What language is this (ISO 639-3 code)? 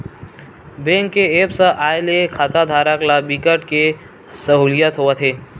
hne